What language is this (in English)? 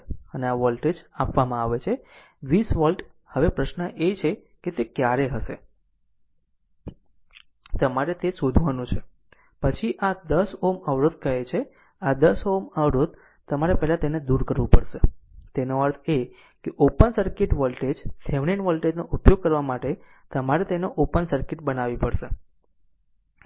Gujarati